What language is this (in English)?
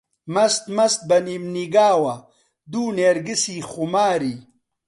Central Kurdish